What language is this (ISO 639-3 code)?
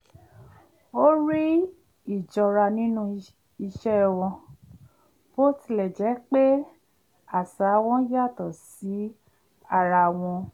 yor